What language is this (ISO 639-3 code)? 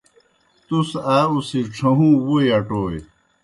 plk